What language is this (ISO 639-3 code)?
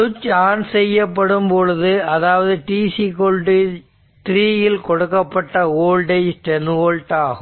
tam